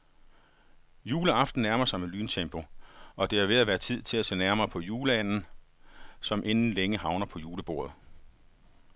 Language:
Danish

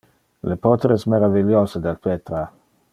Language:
Interlingua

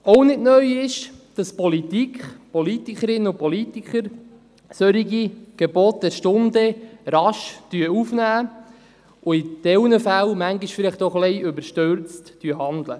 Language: Swiss German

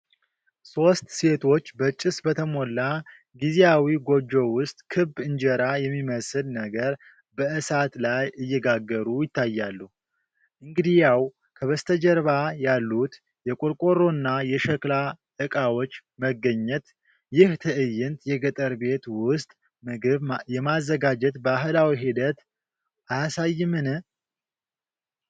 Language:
Amharic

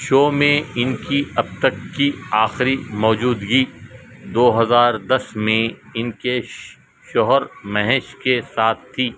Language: Urdu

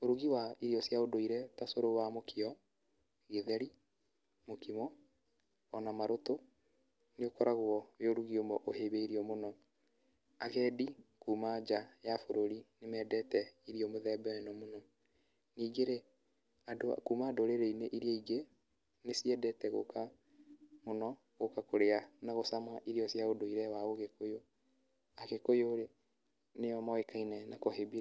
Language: Kikuyu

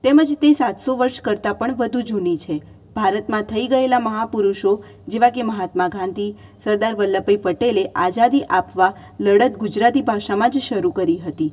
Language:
Gujarati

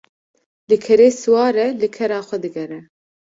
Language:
Kurdish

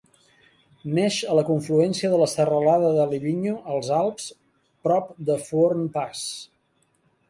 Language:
Catalan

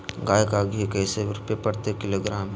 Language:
Magahi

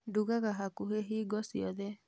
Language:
Kikuyu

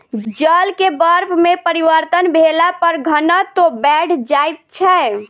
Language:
Maithili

